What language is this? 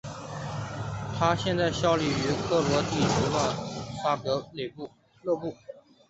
Chinese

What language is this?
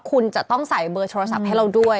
Thai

